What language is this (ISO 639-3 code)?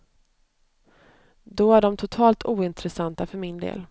swe